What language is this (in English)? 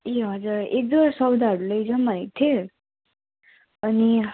Nepali